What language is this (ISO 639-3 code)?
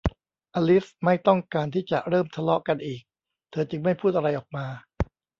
tha